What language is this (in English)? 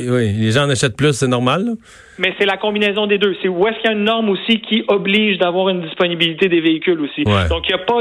French